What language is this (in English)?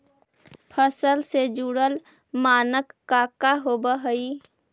Magahi